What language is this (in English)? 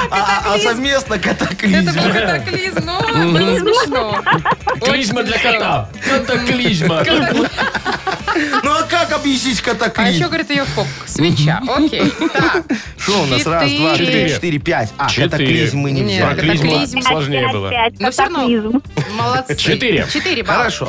Russian